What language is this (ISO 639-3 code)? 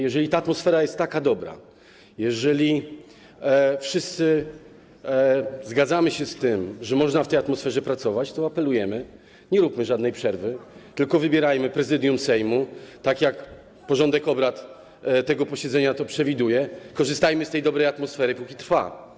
pol